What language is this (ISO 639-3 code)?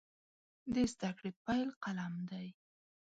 pus